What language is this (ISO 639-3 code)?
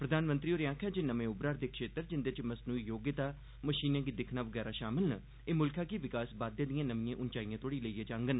doi